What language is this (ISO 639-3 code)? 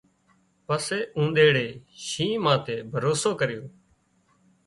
kxp